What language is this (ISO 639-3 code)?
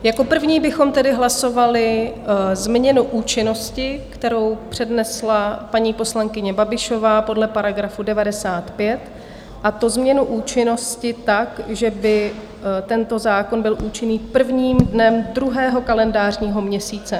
ces